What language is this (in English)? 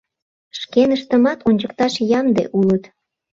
Mari